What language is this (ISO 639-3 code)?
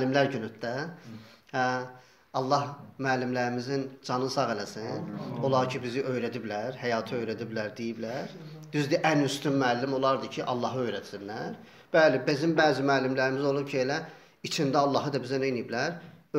tur